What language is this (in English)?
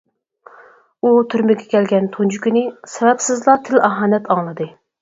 Uyghur